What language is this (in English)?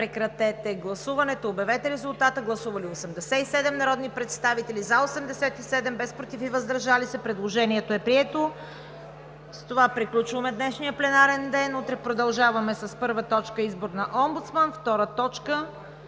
Bulgarian